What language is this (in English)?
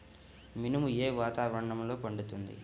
Telugu